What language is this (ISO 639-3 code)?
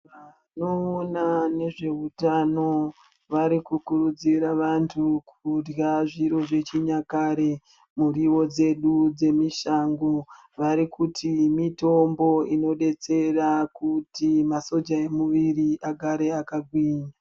ndc